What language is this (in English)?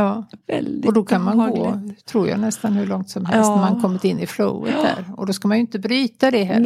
Swedish